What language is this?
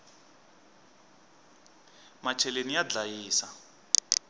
Tsonga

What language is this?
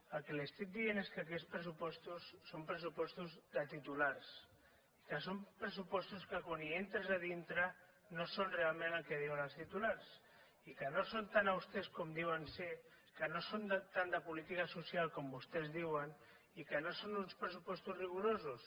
Catalan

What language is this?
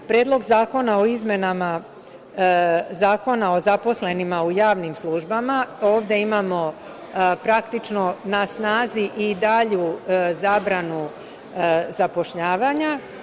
Serbian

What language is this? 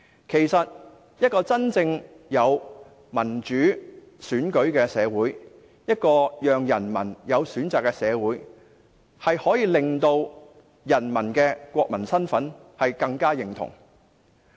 Cantonese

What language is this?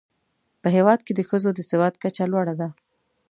Pashto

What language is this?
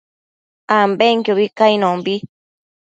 Matsés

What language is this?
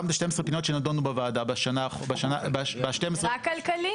Hebrew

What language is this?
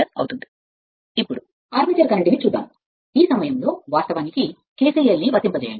Telugu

